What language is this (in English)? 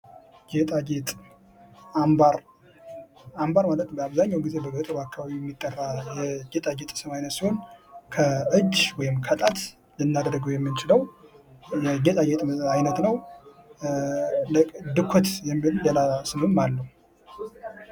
Amharic